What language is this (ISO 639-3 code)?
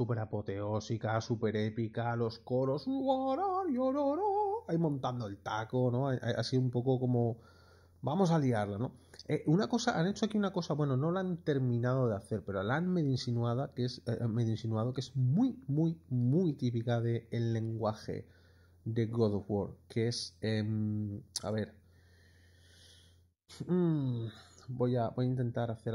spa